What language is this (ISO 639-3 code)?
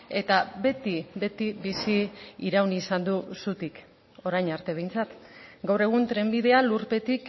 eus